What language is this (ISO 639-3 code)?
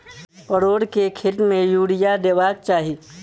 mai